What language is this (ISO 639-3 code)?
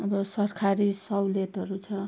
nep